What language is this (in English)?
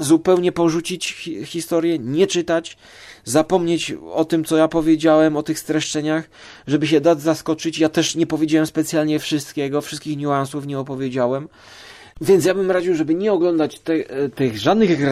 Polish